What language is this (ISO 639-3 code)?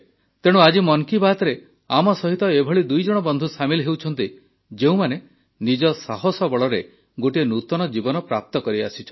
ori